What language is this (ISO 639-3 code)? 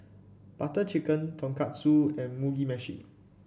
eng